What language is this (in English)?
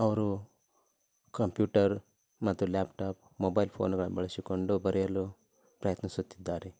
Kannada